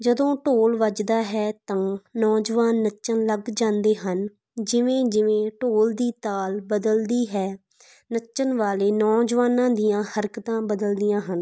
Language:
Punjabi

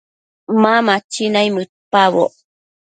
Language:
Matsés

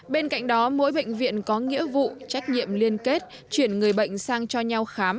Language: Vietnamese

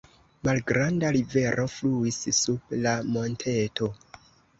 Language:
Esperanto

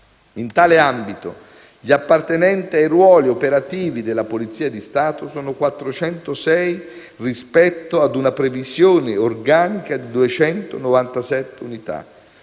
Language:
Italian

